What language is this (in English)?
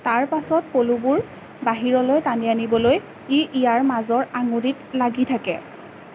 Assamese